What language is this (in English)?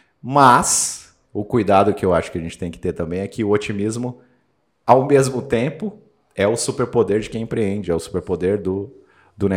Portuguese